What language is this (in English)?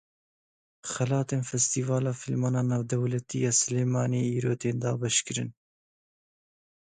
Kurdish